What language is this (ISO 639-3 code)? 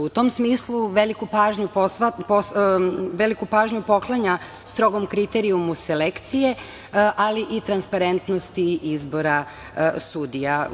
srp